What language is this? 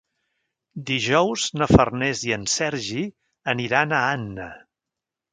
Catalan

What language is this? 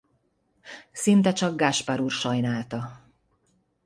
Hungarian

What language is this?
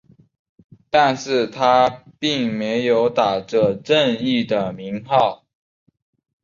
Chinese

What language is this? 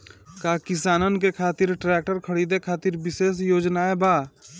Bhojpuri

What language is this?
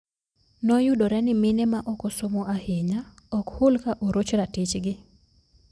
Luo (Kenya and Tanzania)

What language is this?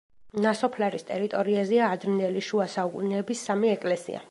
Georgian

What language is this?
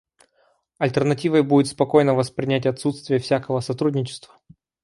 Russian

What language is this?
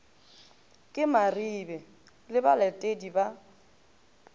Northern Sotho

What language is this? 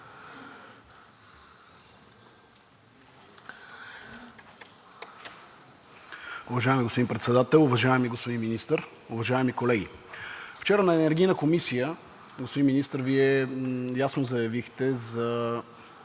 Bulgarian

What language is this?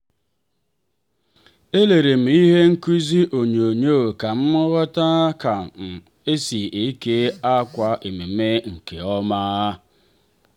Igbo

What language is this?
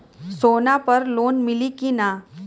Bhojpuri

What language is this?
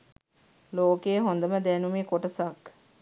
Sinhala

